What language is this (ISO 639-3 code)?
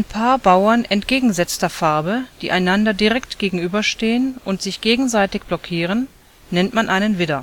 deu